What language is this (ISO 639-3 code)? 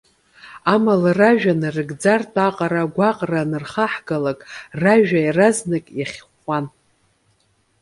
abk